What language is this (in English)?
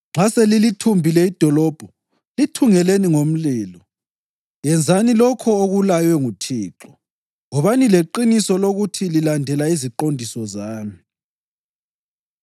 North Ndebele